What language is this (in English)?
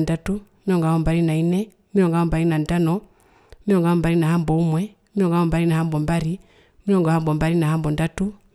Herero